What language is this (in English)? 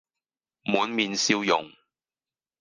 Cantonese